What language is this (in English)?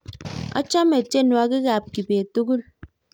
Kalenjin